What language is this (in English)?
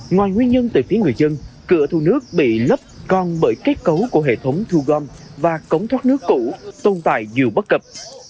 Vietnamese